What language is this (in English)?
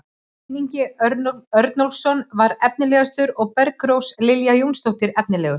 Icelandic